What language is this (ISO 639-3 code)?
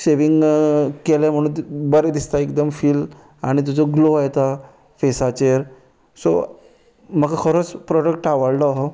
kok